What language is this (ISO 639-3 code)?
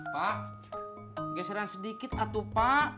ind